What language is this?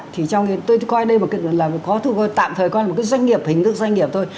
Vietnamese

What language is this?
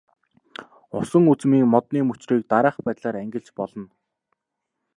Mongolian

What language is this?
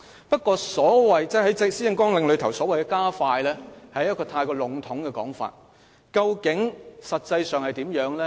Cantonese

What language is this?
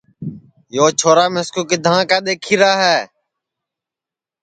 Sansi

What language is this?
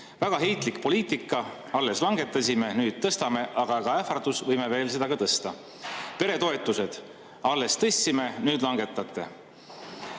Estonian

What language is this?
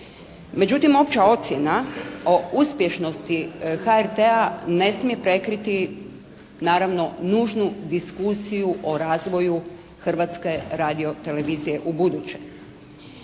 Croatian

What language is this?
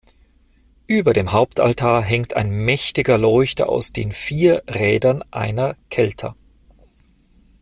German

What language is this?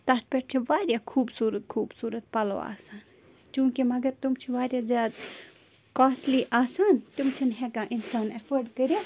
Kashmiri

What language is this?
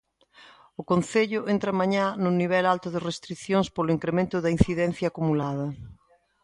Galician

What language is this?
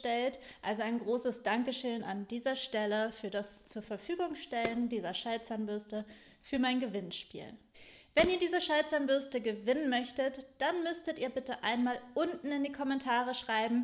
German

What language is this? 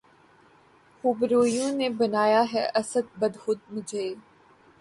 Urdu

